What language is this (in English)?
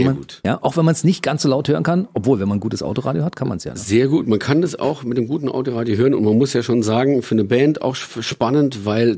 German